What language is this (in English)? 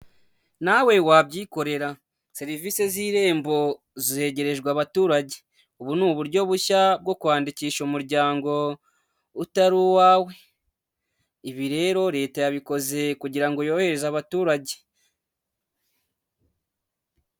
Kinyarwanda